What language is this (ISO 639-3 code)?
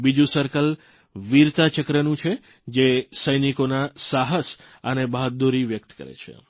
guj